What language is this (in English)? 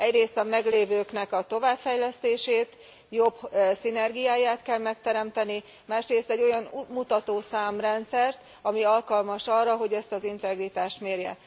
Hungarian